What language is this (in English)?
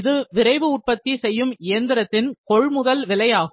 Tamil